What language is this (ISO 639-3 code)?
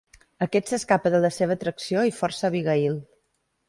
cat